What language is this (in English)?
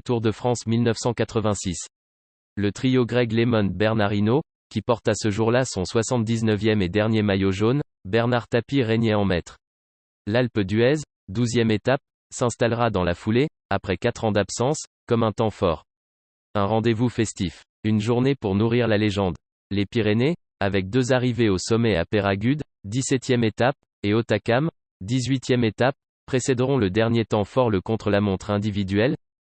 French